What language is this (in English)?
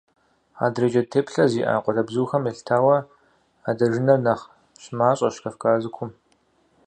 Kabardian